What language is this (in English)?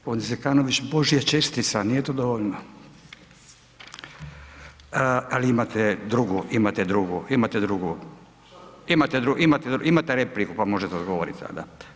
Croatian